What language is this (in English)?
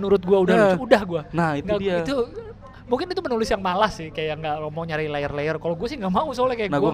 Indonesian